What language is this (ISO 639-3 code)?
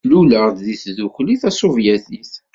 kab